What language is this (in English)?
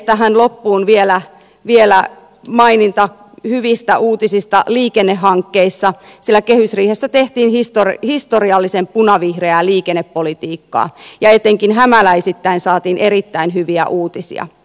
Finnish